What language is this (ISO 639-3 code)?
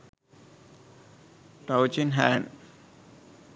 sin